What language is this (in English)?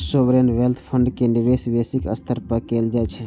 Maithili